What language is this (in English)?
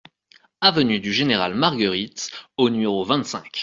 French